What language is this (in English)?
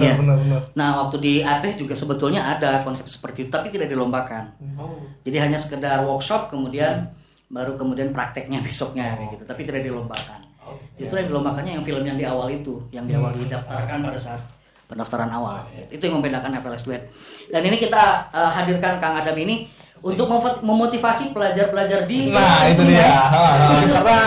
Indonesian